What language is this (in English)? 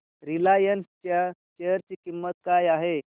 Marathi